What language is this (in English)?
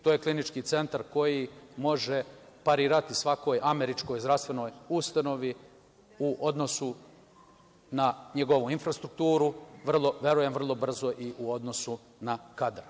Serbian